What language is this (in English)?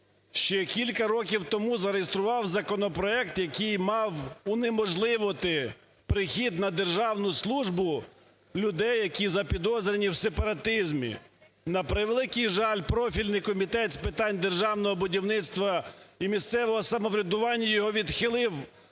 Ukrainian